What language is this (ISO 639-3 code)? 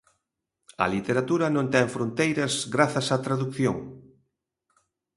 glg